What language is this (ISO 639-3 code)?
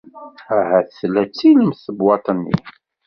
kab